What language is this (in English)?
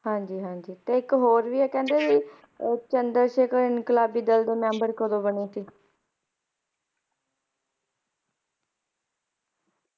Punjabi